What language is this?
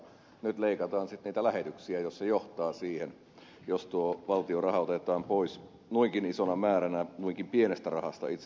Finnish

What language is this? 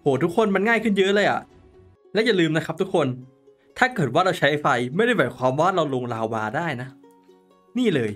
Thai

